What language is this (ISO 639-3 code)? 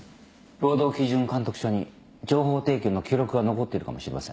jpn